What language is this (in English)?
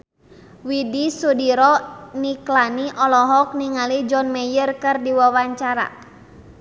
Sundanese